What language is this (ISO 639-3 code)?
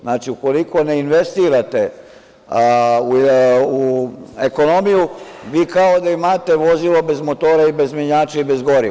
srp